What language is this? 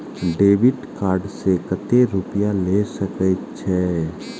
Maithili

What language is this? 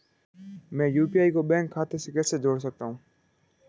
Hindi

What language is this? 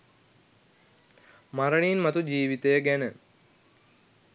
Sinhala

